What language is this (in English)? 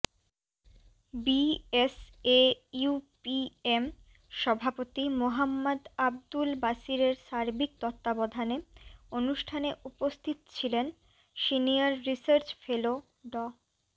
Bangla